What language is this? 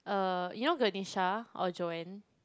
English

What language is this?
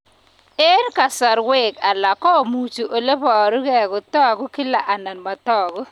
Kalenjin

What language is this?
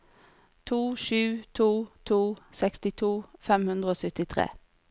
Norwegian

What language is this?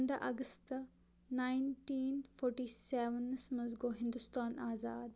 Kashmiri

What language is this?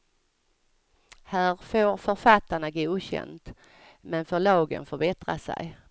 Swedish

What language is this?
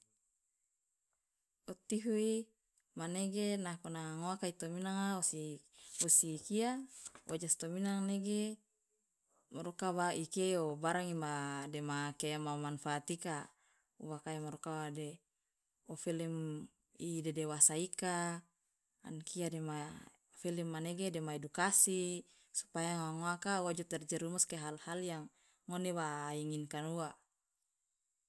Loloda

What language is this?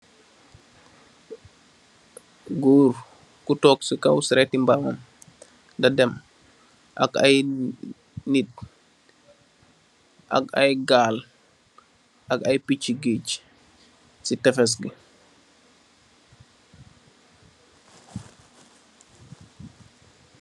Wolof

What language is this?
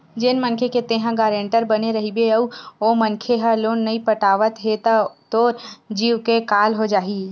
Chhattisgarhi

